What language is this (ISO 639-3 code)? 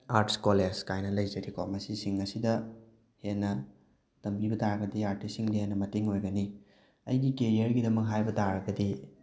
mni